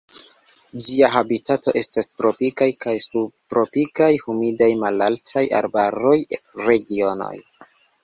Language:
Esperanto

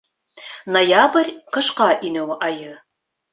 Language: Bashkir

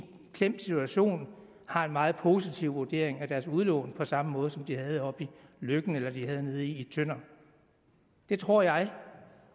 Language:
Danish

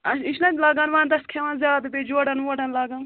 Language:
Kashmiri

